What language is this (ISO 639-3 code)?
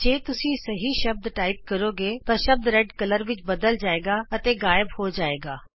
pan